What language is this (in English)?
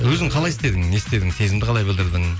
Kazakh